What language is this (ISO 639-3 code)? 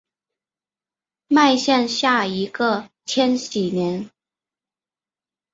zho